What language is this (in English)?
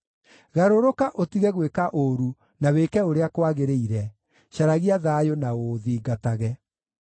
Kikuyu